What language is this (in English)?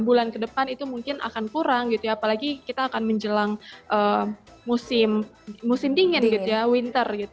Indonesian